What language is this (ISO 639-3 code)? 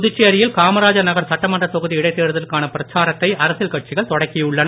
tam